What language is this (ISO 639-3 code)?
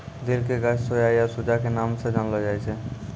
mai